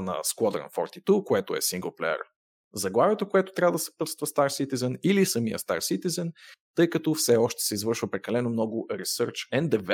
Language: Bulgarian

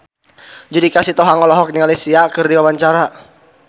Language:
Sundanese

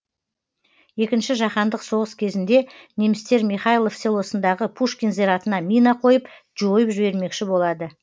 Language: Kazakh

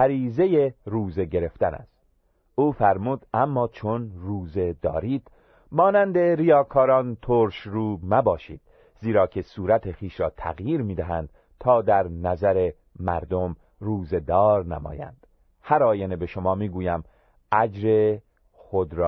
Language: Persian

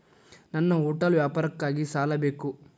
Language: Kannada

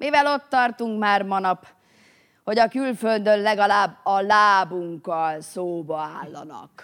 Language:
Hungarian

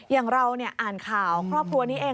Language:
Thai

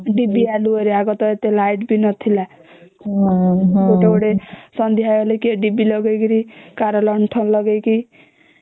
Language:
Odia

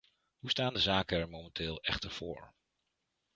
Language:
Dutch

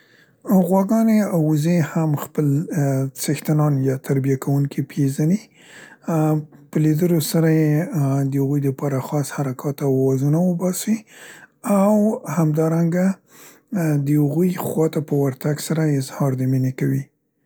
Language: Central Pashto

